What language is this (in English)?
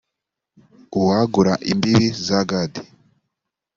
Kinyarwanda